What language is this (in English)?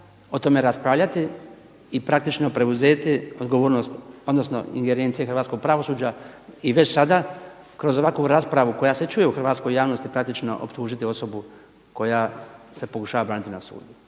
Croatian